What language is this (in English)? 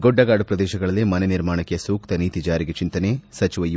Kannada